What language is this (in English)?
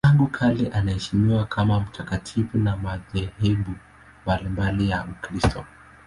Swahili